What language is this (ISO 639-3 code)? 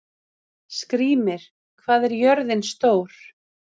isl